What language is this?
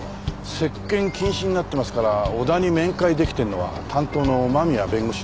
Japanese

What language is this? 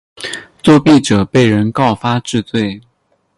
Chinese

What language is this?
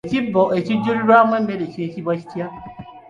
Ganda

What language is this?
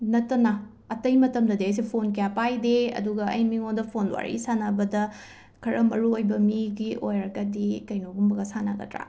Manipuri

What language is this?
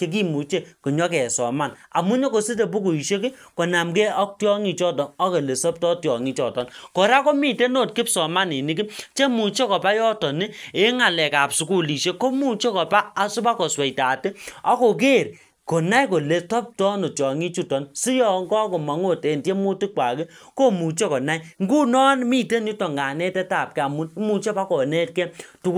Kalenjin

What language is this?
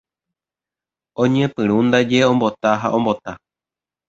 Guarani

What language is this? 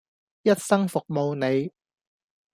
Cantonese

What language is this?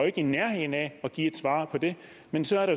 Danish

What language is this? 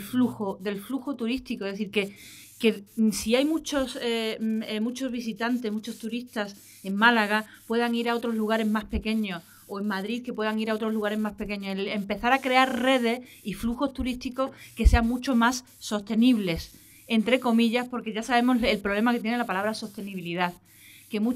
Spanish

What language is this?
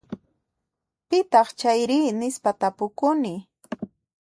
Puno Quechua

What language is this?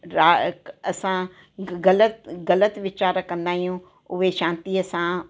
Sindhi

